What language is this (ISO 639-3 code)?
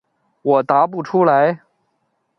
zho